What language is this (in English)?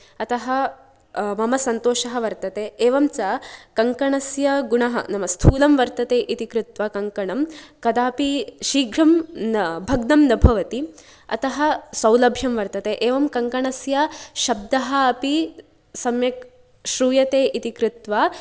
Sanskrit